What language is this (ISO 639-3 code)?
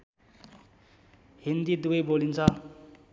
nep